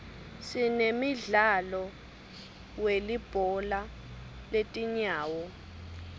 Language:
Swati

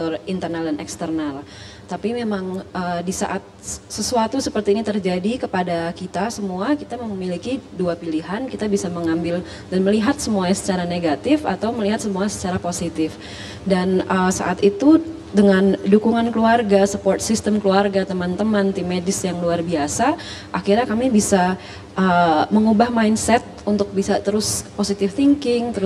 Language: Indonesian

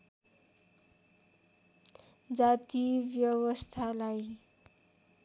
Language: Nepali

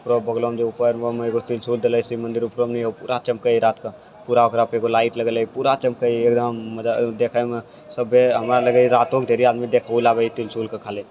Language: Maithili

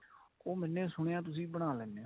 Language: Punjabi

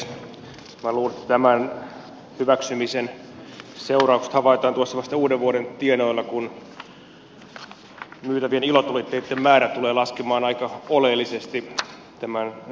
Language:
Finnish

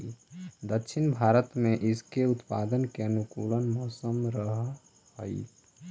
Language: Magahi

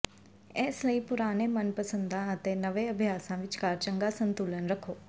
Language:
Punjabi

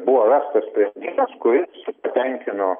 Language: Lithuanian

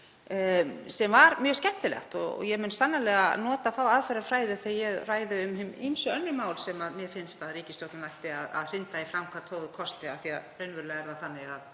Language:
Icelandic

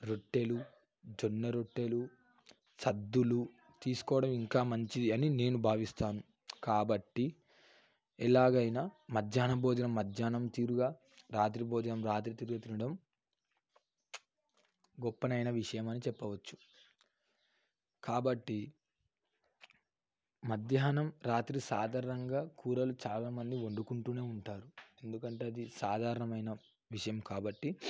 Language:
Telugu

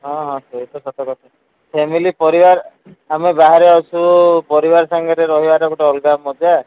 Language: Odia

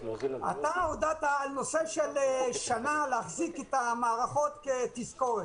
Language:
Hebrew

